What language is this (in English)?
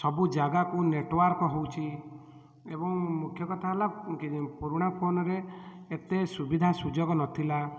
Odia